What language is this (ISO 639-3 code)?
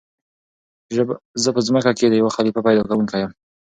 pus